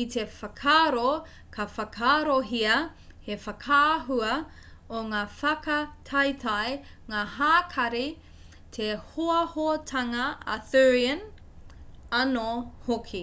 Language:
Māori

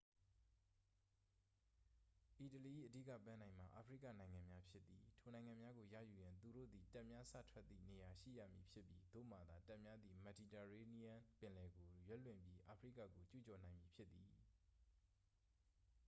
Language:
Burmese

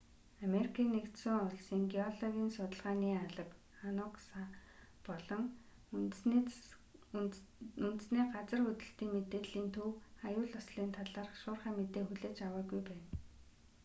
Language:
Mongolian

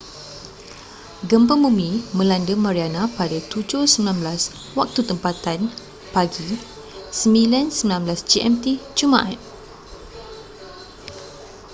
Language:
Malay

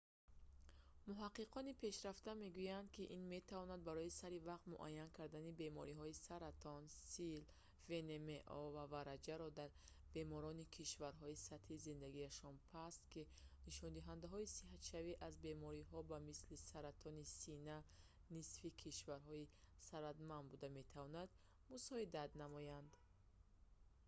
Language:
Tajik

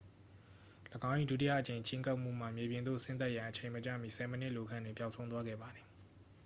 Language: Burmese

